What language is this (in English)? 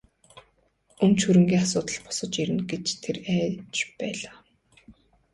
Mongolian